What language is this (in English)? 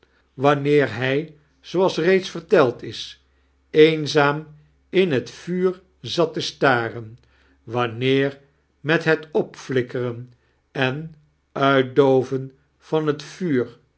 Dutch